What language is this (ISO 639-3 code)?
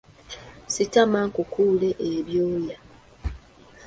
lug